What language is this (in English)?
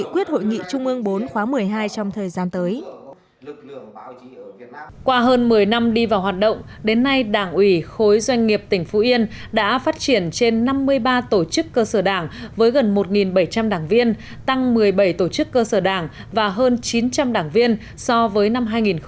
Vietnamese